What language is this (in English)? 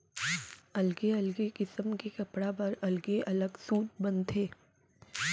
Chhattisgarhi